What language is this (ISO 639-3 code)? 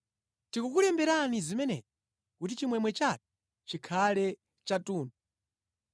nya